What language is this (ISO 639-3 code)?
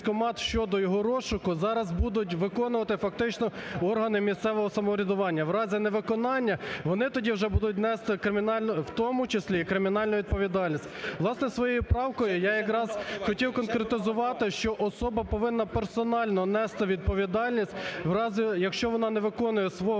ukr